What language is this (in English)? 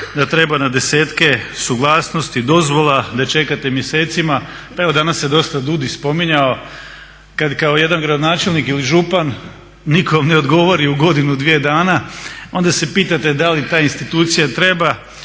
Croatian